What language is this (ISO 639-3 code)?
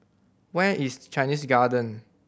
eng